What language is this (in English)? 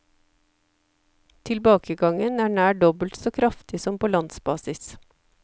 Norwegian